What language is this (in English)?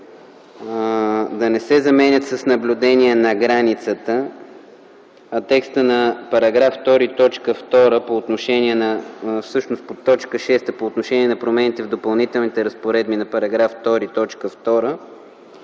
Bulgarian